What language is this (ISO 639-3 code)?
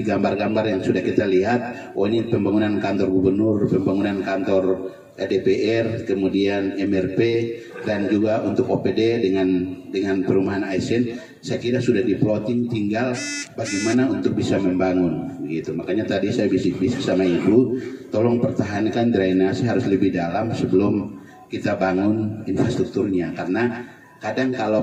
ind